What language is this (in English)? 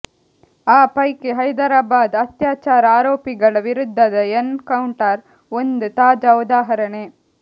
Kannada